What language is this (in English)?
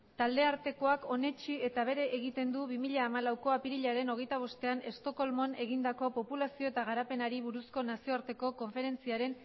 Basque